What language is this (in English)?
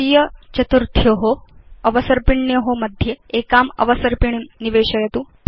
Sanskrit